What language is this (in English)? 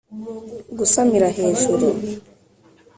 Kinyarwanda